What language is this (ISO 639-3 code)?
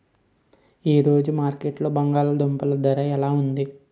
tel